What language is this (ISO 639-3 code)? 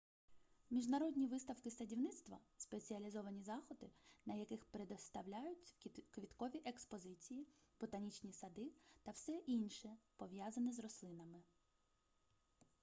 ukr